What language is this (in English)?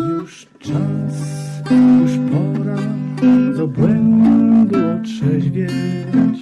Polish